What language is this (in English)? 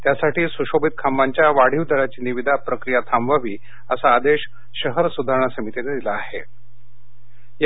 Marathi